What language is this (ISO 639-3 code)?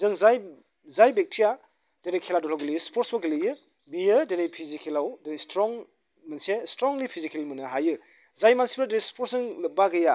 brx